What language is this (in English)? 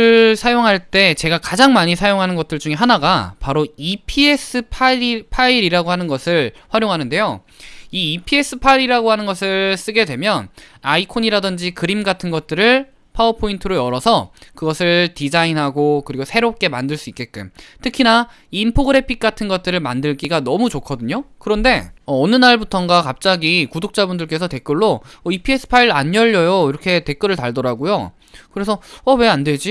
Korean